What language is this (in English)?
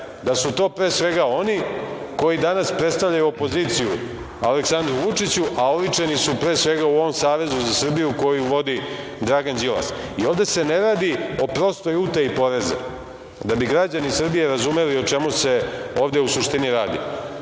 Serbian